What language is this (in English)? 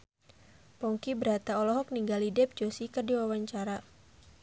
Sundanese